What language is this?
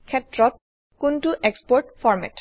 Assamese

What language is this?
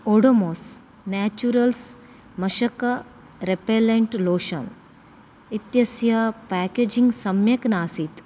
Sanskrit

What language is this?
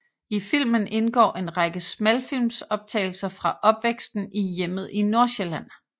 Danish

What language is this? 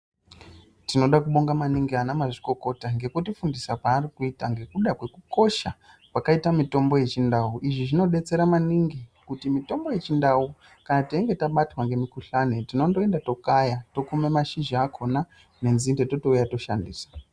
Ndau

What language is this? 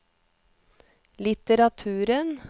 Norwegian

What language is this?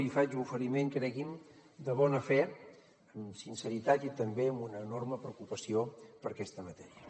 Catalan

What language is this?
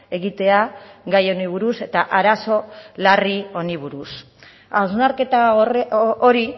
Basque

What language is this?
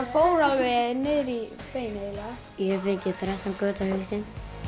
Icelandic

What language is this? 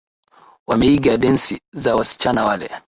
Swahili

